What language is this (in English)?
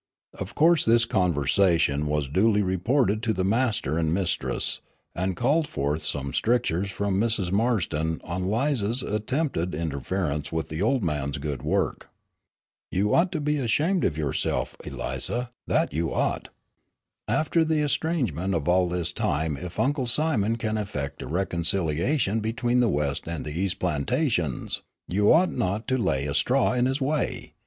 English